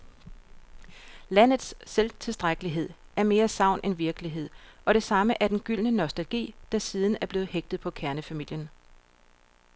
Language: Danish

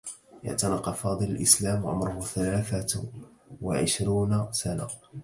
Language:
Arabic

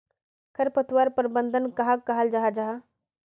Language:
Magahi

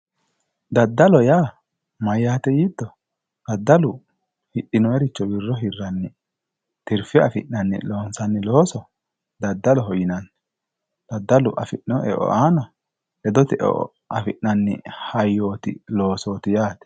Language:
Sidamo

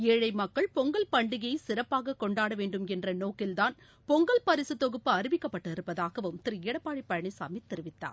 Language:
Tamil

